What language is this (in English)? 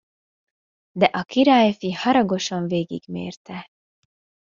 Hungarian